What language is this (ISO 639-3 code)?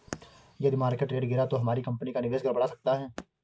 hin